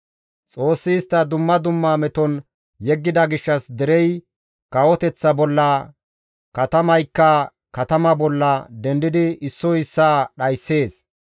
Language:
Gamo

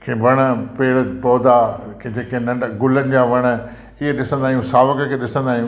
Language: Sindhi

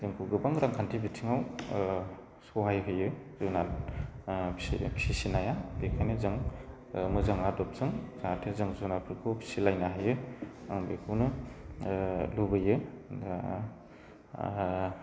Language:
Bodo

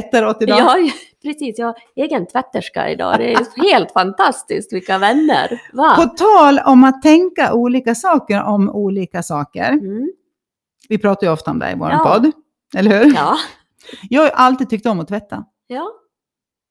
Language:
Swedish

